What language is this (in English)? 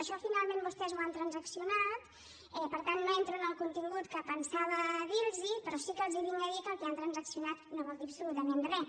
Catalan